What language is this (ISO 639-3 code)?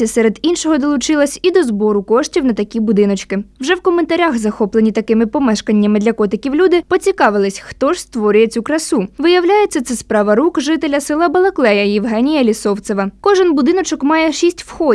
ukr